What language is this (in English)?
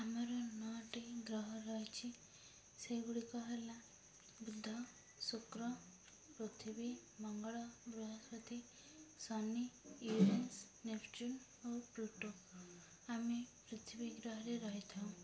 Odia